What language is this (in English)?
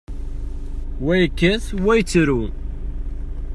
Kabyle